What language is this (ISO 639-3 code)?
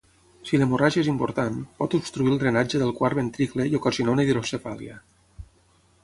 cat